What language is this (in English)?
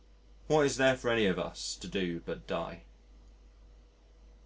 English